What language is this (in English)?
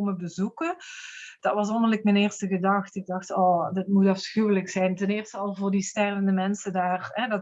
Dutch